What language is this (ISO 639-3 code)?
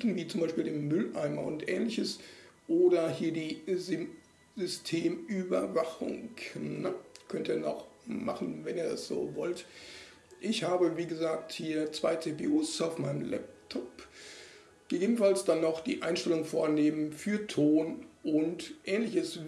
deu